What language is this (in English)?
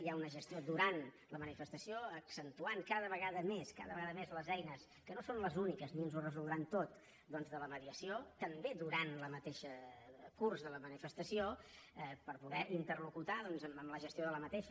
Catalan